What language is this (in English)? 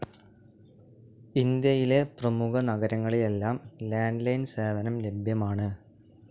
Malayalam